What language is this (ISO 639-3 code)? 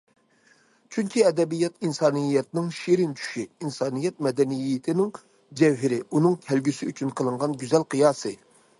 uig